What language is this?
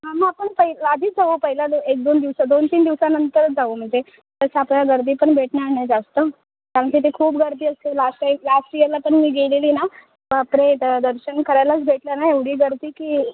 Marathi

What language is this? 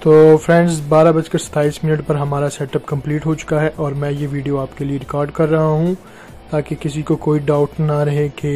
Hindi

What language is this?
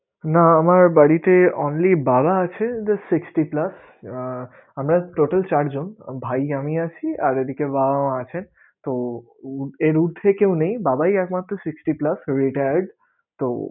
Bangla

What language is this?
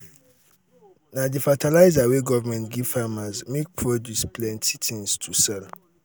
Nigerian Pidgin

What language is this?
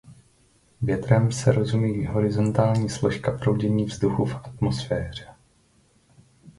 Czech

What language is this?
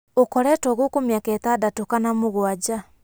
Kikuyu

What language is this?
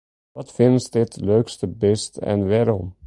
Western Frisian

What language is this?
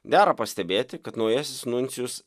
Lithuanian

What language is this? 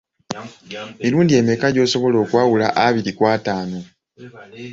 Ganda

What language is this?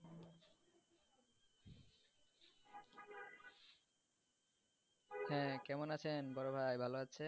Bangla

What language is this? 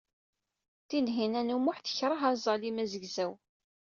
Kabyle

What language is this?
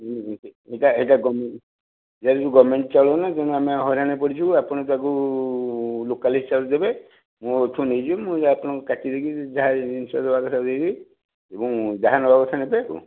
Odia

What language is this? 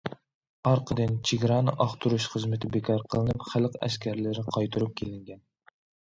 Uyghur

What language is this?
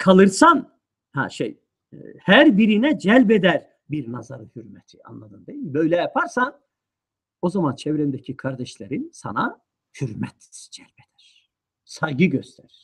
Turkish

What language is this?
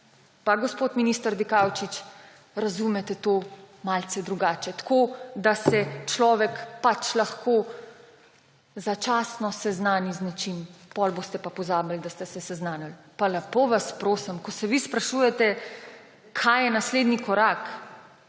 Slovenian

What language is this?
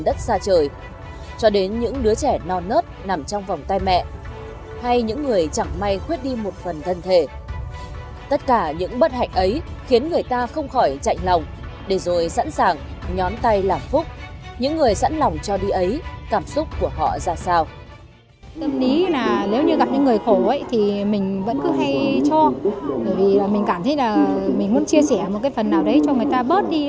Vietnamese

